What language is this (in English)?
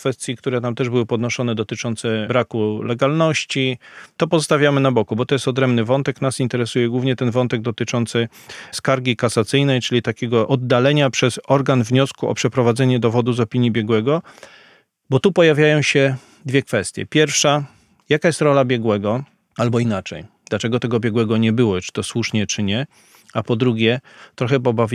Polish